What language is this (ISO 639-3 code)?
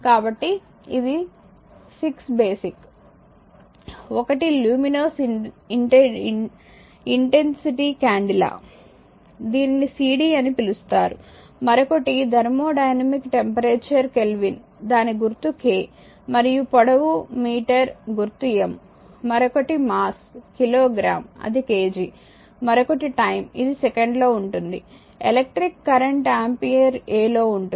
tel